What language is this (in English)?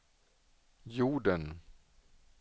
Swedish